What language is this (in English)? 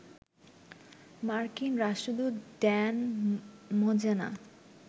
Bangla